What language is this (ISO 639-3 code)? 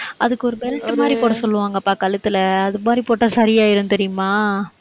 tam